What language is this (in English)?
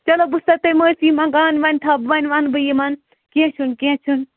Kashmiri